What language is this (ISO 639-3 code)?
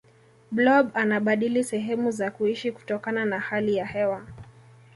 swa